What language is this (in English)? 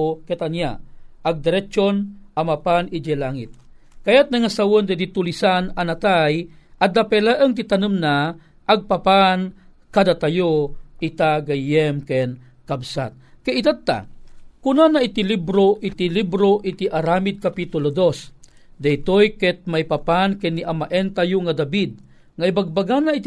Filipino